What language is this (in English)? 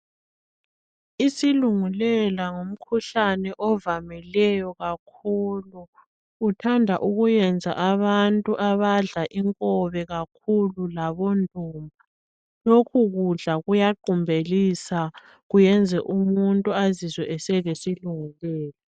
North Ndebele